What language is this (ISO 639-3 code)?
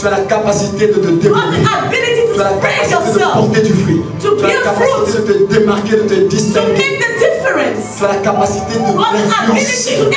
fra